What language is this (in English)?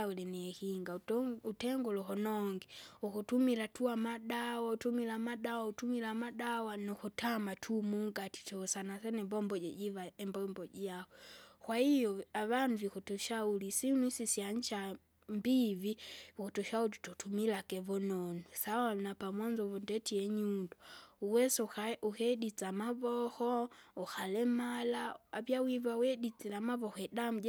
Kinga